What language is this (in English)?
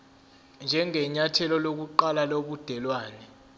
Zulu